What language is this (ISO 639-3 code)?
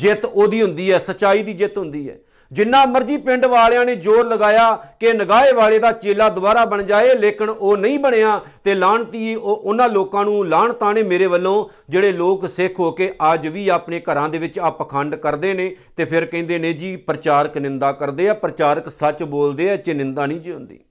pan